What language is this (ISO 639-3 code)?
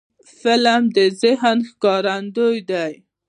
pus